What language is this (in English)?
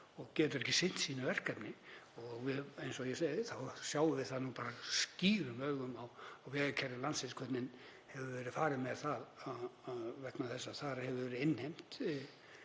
Icelandic